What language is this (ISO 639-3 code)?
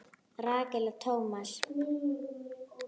isl